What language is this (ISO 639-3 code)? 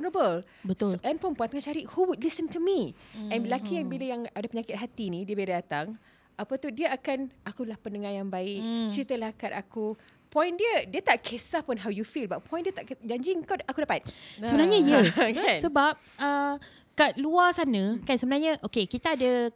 msa